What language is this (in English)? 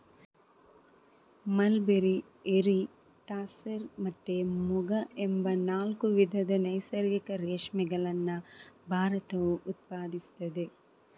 Kannada